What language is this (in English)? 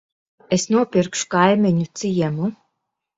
Latvian